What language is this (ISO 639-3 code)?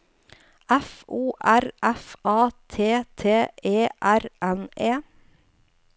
nor